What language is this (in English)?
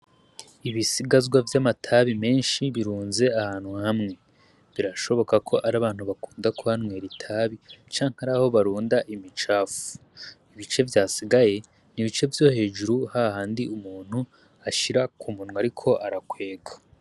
Rundi